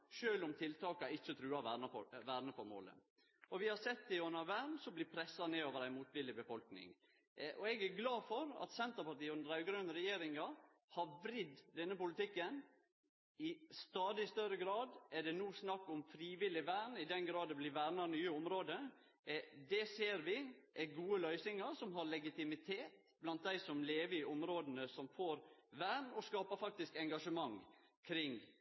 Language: Norwegian Nynorsk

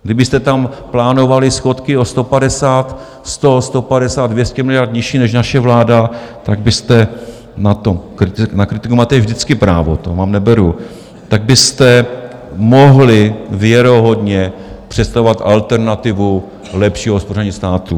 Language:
Czech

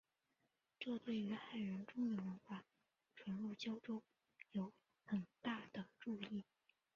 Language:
Chinese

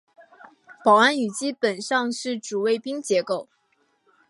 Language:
Chinese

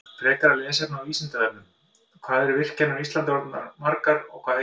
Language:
Icelandic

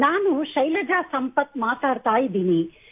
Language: Kannada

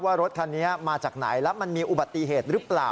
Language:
Thai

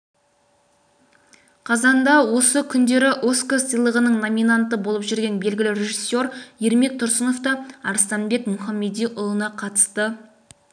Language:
Kazakh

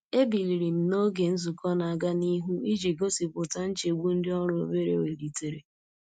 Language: Igbo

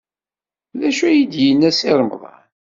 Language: Kabyle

